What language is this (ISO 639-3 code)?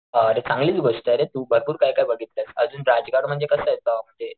mar